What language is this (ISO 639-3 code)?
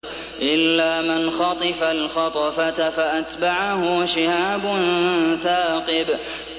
ara